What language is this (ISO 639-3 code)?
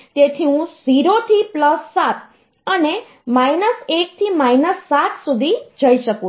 guj